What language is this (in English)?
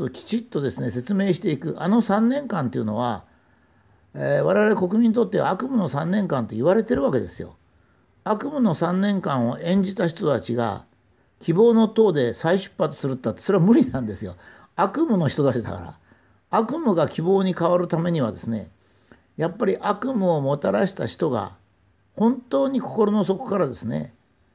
Japanese